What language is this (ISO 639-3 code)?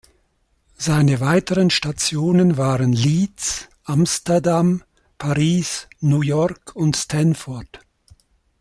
deu